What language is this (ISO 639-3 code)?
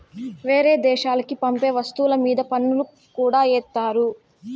tel